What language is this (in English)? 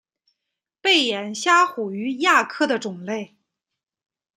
Chinese